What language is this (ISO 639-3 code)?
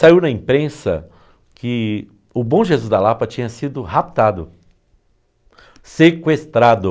por